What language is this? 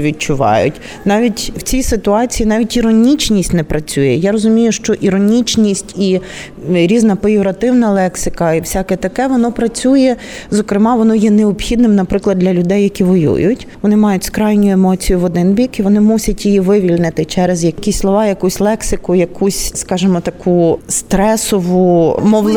Ukrainian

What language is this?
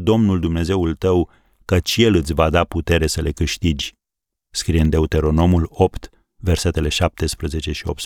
Romanian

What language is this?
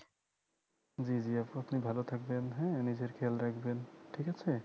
Bangla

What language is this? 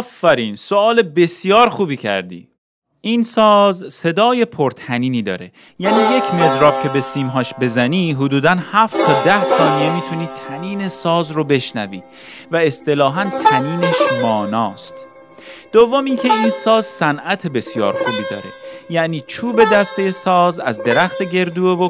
Persian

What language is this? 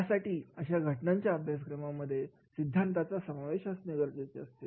Marathi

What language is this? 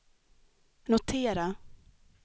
Swedish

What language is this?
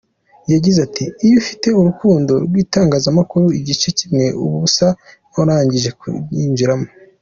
Kinyarwanda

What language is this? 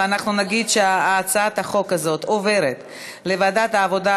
Hebrew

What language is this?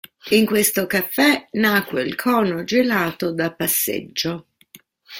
Italian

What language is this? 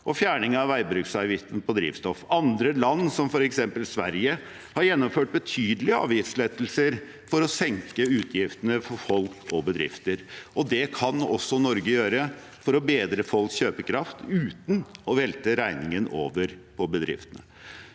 Norwegian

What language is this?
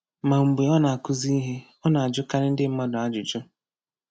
Igbo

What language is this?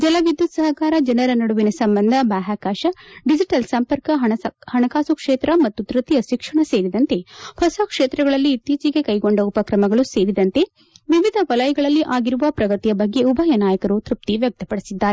Kannada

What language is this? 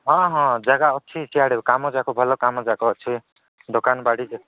Odia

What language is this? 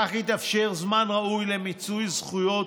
Hebrew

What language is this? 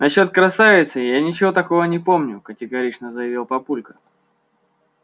Russian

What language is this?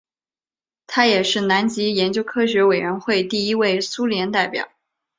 Chinese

